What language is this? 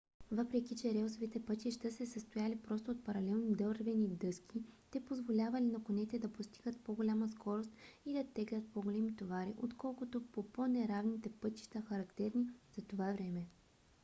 Bulgarian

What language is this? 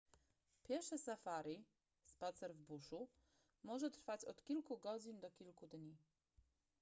Polish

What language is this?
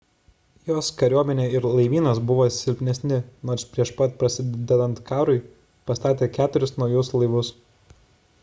Lithuanian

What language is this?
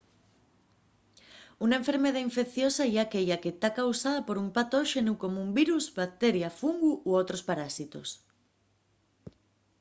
Asturian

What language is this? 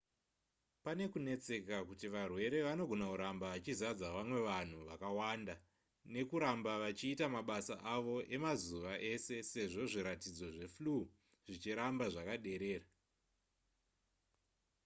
Shona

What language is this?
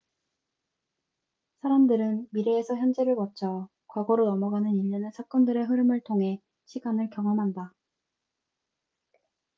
Korean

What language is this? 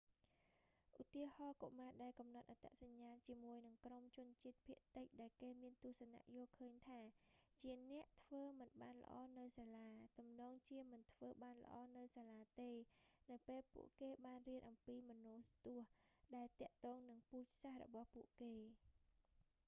Khmer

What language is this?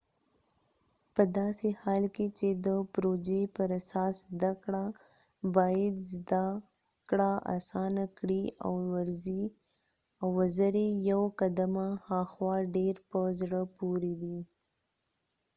Pashto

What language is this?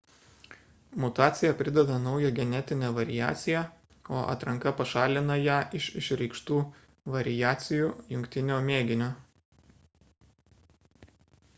Lithuanian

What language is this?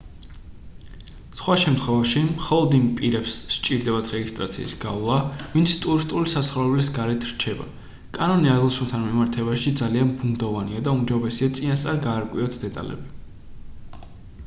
Georgian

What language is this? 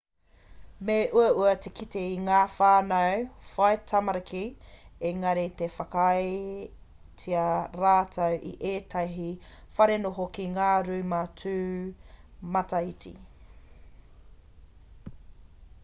Māori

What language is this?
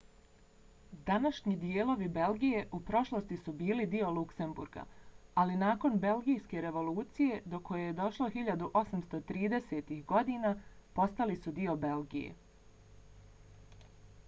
Bosnian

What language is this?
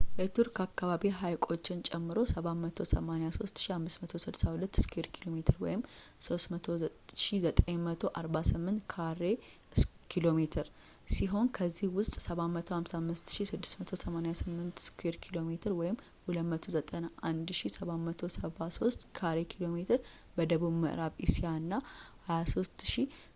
Amharic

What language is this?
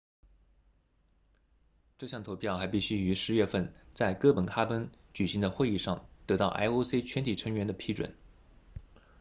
Chinese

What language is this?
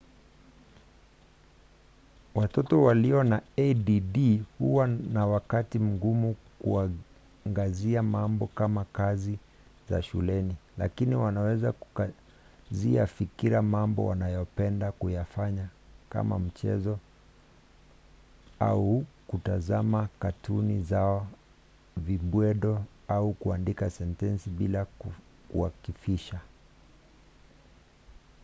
Swahili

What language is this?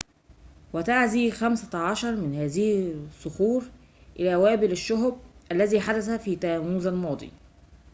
Arabic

